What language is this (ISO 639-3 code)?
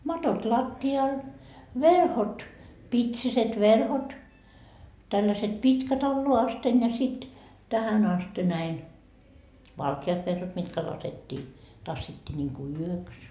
fin